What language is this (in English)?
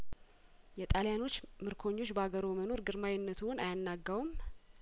Amharic